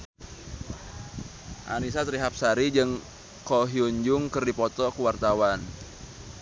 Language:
Sundanese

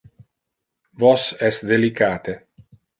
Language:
Interlingua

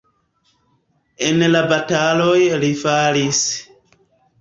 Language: Esperanto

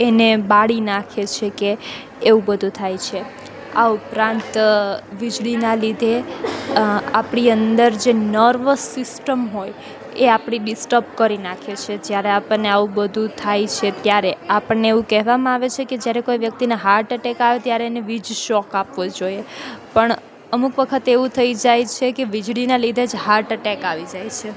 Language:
Gujarati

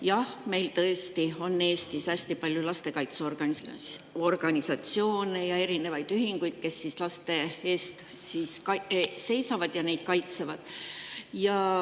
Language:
Estonian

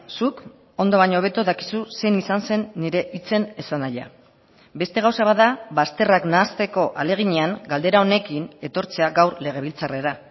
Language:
Basque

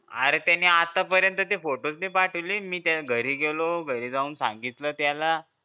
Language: Marathi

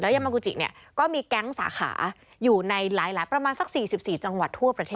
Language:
Thai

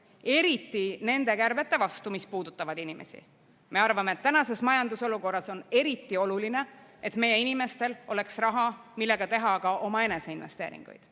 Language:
Estonian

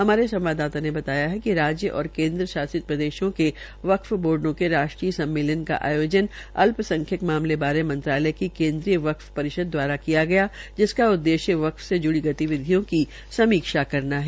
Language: Hindi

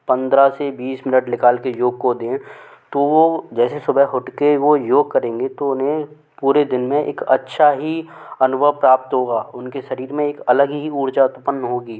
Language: Hindi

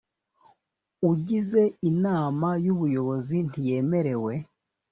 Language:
Kinyarwanda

